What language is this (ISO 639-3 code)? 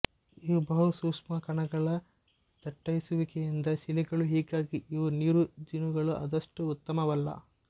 kan